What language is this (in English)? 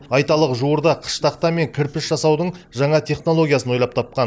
Kazakh